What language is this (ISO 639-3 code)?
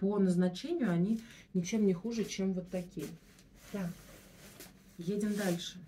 rus